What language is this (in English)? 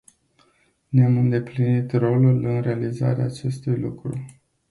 Romanian